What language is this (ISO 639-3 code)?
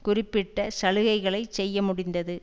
tam